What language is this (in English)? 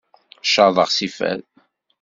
Kabyle